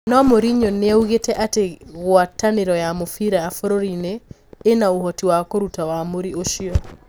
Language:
Kikuyu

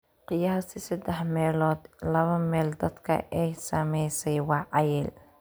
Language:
Somali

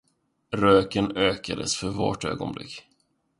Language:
Swedish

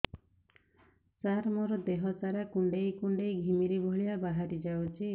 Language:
Odia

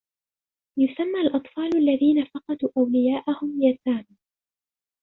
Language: Arabic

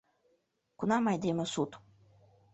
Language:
Mari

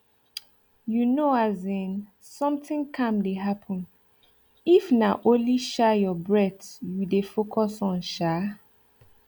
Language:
Nigerian Pidgin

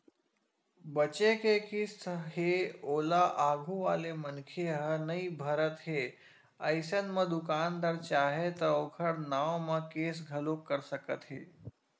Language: Chhattisgarhi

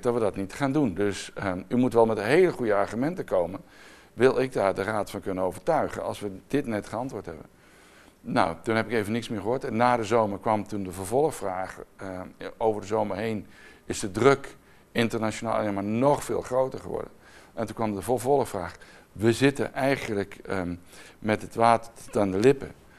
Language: Dutch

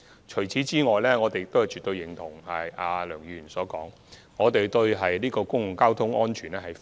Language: Cantonese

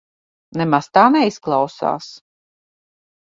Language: Latvian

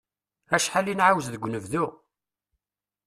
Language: Kabyle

